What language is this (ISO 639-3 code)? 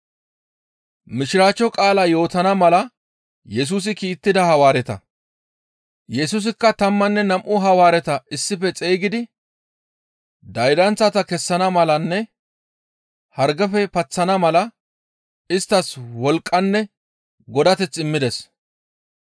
gmv